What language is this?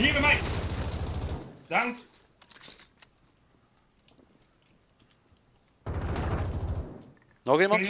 Dutch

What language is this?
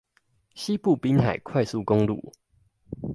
Chinese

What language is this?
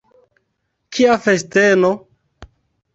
Esperanto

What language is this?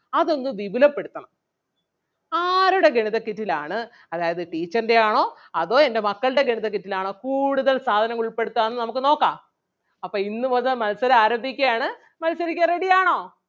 Malayalam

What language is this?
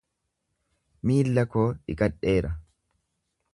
Oromo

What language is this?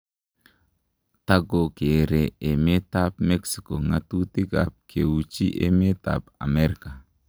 Kalenjin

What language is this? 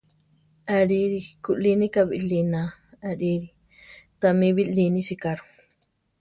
Central Tarahumara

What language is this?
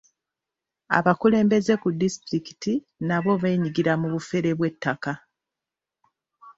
Ganda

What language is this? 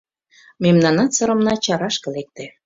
Mari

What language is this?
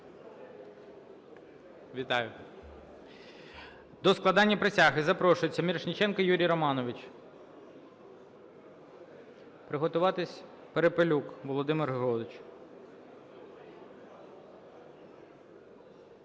Ukrainian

